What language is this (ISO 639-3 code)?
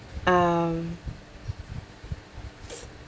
eng